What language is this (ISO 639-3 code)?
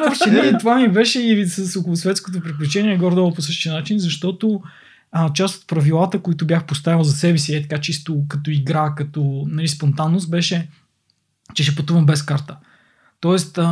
bul